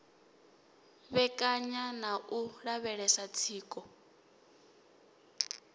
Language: Venda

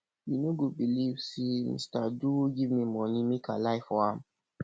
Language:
Nigerian Pidgin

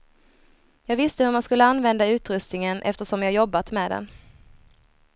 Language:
Swedish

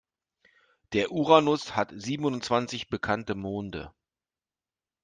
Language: German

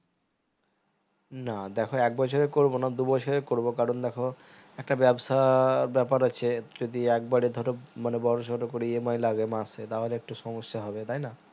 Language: Bangla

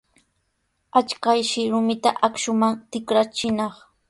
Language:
Sihuas Ancash Quechua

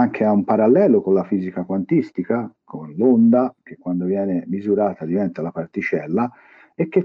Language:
Italian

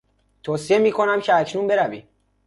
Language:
Persian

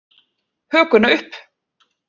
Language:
Icelandic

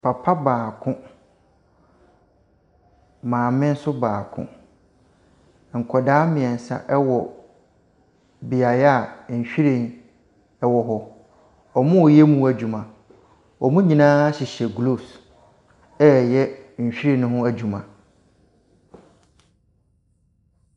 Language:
Akan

